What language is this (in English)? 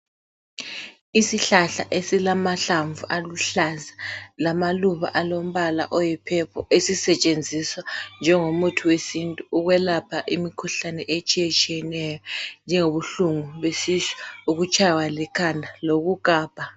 North Ndebele